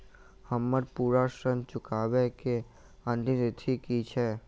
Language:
Maithili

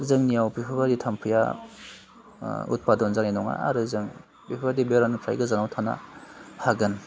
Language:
Bodo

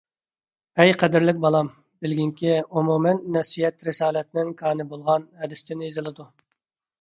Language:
Uyghur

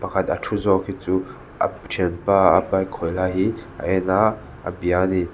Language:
Mizo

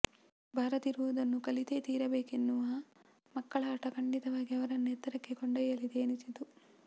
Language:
Kannada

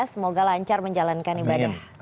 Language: Indonesian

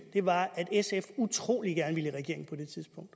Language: Danish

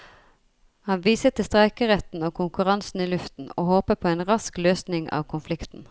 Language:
Norwegian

